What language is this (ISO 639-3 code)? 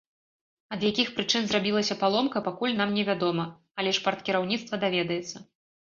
bel